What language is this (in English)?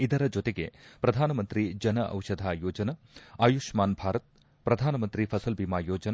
Kannada